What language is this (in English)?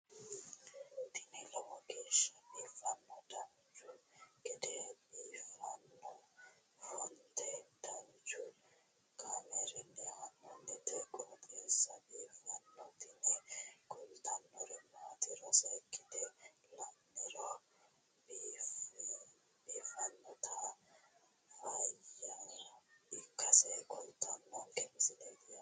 Sidamo